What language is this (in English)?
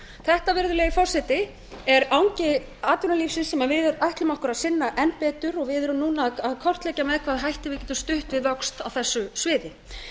Icelandic